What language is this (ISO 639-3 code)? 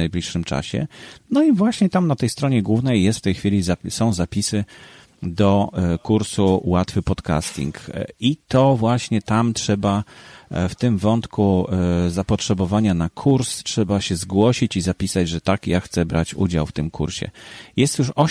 pol